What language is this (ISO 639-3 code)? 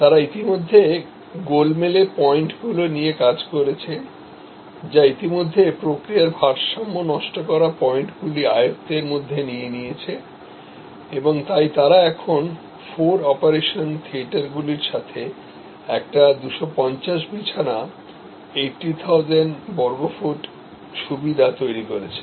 ben